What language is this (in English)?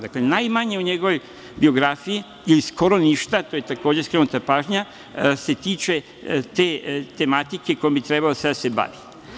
Serbian